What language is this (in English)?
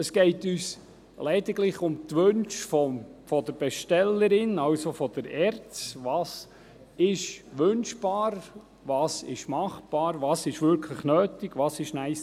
Swiss German